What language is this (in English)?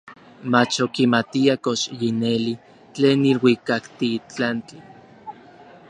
Orizaba Nahuatl